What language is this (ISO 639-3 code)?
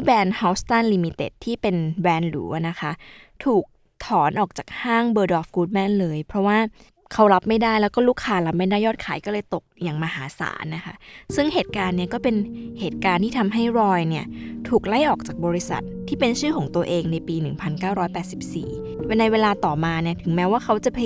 tha